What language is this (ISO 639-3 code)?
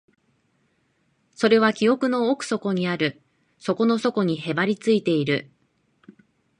jpn